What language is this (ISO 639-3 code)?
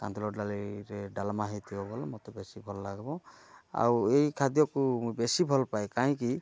ori